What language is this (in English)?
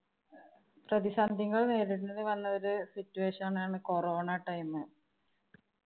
Malayalam